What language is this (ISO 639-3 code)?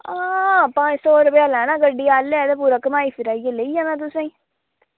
doi